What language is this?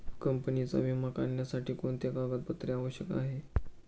Marathi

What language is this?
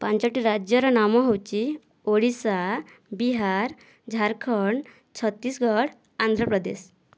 Odia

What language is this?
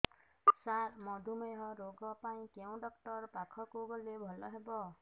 Odia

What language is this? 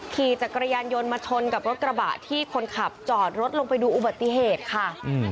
Thai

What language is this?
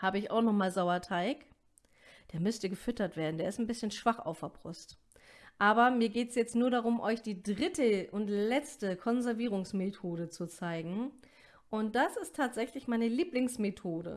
German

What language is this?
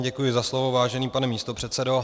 Czech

